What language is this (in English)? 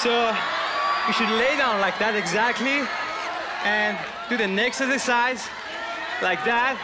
Thai